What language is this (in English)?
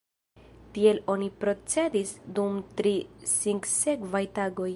Esperanto